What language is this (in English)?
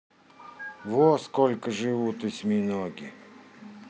Russian